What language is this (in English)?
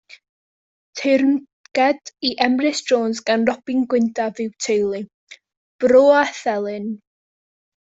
Welsh